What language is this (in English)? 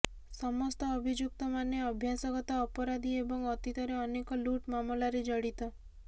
Odia